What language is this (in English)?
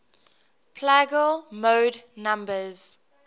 English